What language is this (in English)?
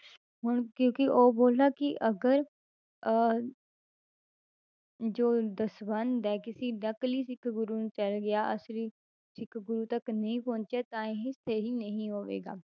Punjabi